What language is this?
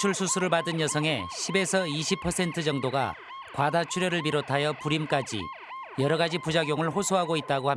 Korean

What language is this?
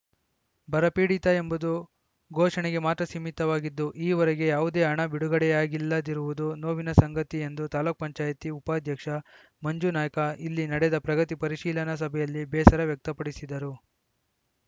Kannada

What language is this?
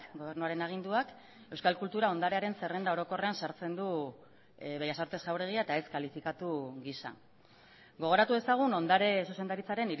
Basque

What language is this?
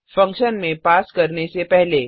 Hindi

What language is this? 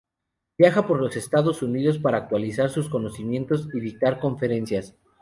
Spanish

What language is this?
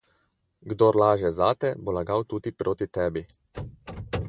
Slovenian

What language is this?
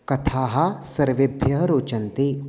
Sanskrit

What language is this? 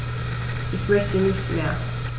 German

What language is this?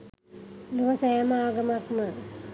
Sinhala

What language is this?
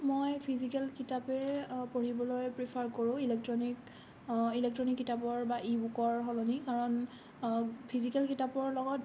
Assamese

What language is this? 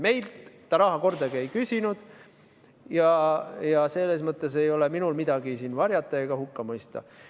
Estonian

